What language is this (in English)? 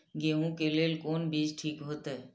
Maithili